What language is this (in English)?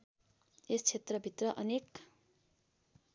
Nepali